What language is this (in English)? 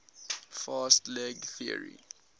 English